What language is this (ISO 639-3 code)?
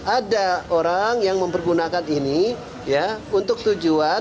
ind